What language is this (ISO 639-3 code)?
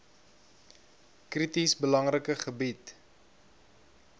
afr